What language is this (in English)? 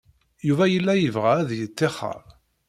Kabyle